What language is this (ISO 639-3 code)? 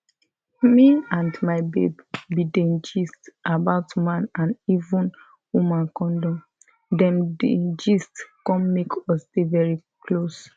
pcm